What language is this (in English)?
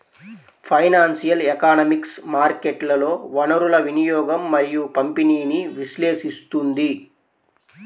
Telugu